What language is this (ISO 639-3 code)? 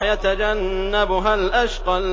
ara